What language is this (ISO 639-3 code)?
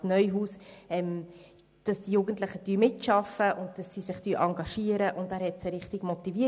gsw